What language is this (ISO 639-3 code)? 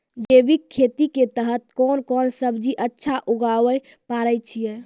mai